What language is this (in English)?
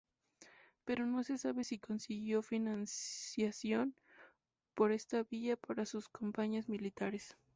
Spanish